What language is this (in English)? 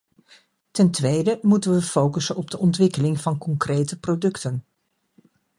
Dutch